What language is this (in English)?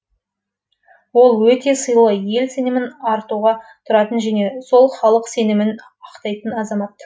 Kazakh